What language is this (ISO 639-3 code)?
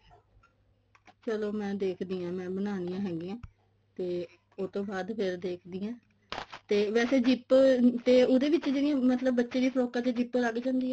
pan